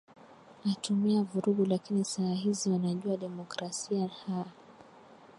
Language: Swahili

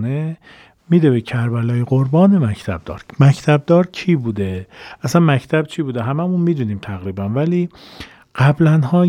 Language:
Persian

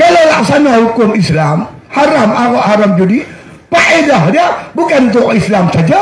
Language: Malay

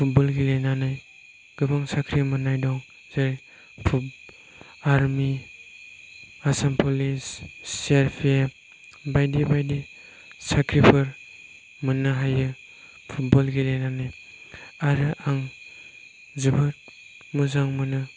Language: Bodo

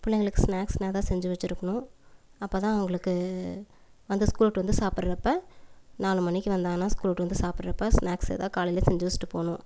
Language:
Tamil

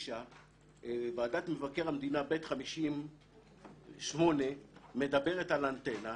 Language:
Hebrew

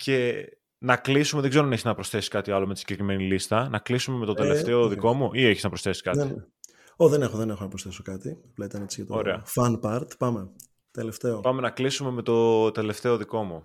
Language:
Greek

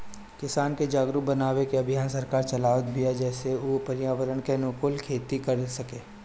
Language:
Bhojpuri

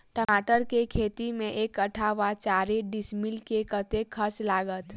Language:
Maithili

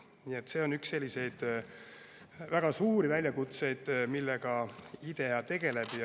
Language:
Estonian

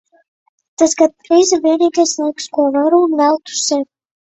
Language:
Latvian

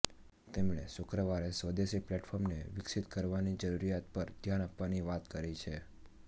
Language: Gujarati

